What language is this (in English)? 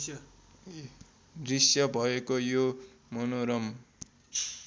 Nepali